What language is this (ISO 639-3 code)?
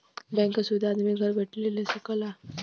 bho